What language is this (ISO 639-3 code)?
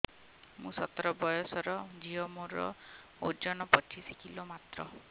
ori